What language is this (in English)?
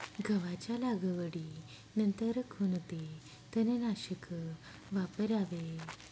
Marathi